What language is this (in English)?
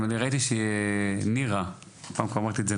Hebrew